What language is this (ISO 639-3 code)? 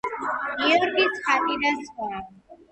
kat